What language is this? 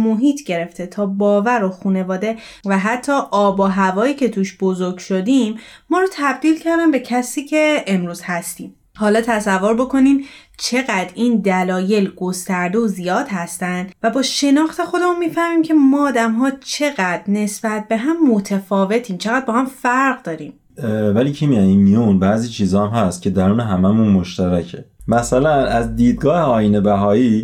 Persian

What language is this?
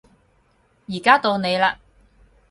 Cantonese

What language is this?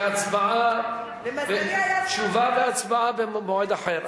Hebrew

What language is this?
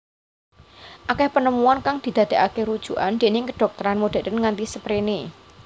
Javanese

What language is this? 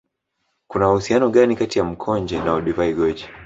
Swahili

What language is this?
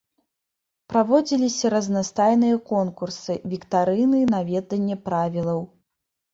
Belarusian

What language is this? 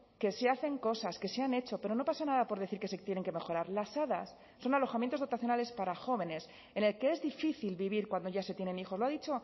Spanish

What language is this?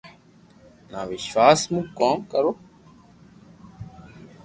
Loarki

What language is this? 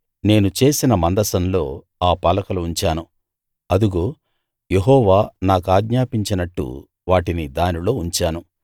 Telugu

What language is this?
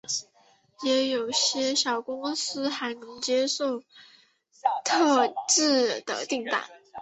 Chinese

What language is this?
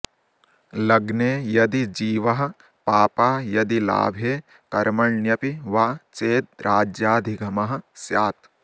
Sanskrit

